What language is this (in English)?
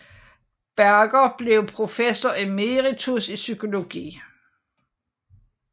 Danish